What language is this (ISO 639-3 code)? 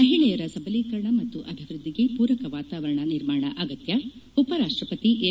kan